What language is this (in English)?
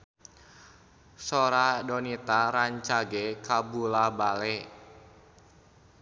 Sundanese